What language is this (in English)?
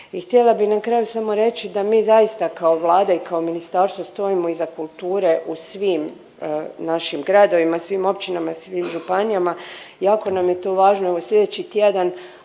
Croatian